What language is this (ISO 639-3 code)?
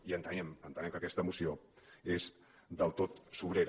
cat